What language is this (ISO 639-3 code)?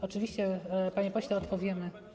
pol